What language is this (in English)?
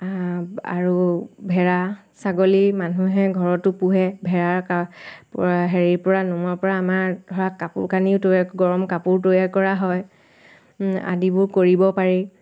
Assamese